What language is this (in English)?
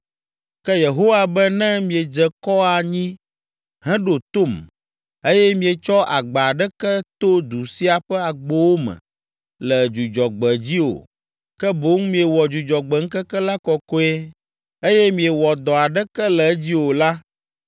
Ewe